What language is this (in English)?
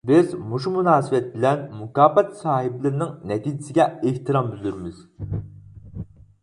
Uyghur